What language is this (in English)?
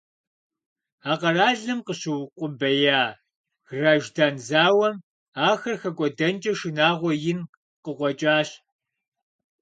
Kabardian